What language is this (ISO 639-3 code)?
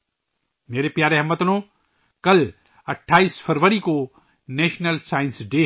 urd